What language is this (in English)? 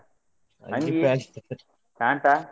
Kannada